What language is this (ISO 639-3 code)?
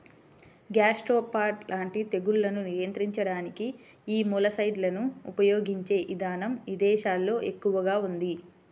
tel